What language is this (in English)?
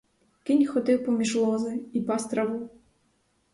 Ukrainian